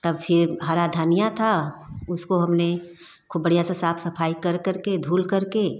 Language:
Hindi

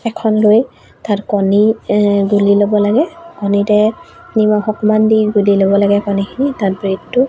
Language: Assamese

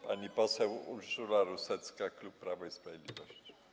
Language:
Polish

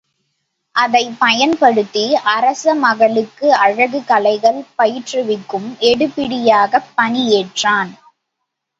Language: Tamil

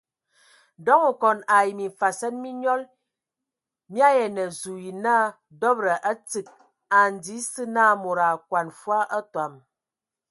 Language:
Ewondo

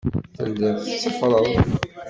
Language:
Kabyle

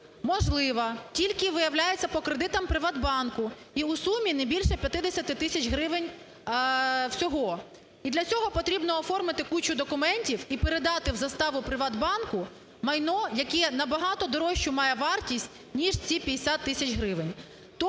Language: Ukrainian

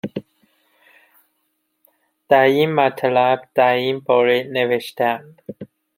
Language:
Persian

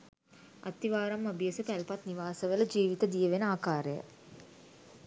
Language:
Sinhala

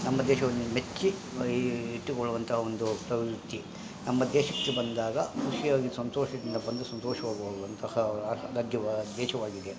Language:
Kannada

